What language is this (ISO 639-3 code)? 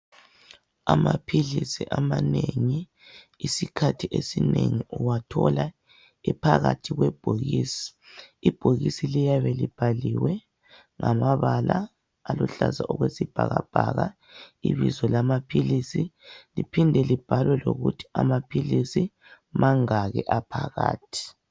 nde